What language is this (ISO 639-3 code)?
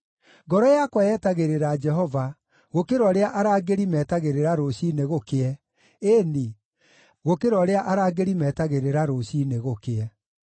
kik